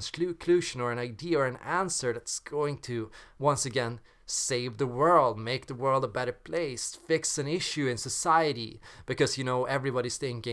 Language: English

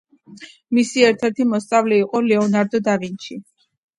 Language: Georgian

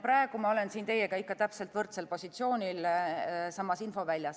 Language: Estonian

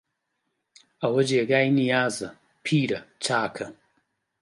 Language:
Central Kurdish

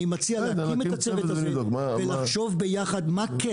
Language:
Hebrew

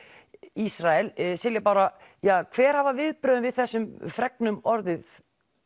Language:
Icelandic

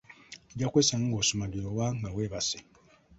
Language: Ganda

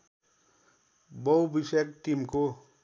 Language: Nepali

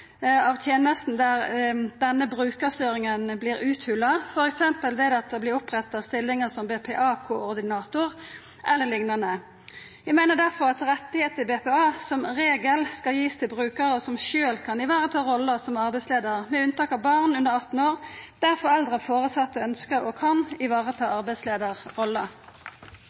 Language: Norwegian Nynorsk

